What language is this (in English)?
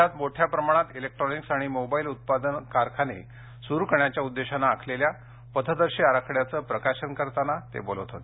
Marathi